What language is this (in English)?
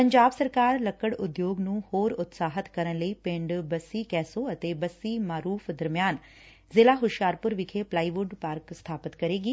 Punjabi